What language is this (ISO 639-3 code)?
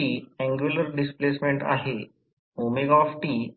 mar